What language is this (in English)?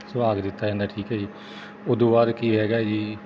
Punjabi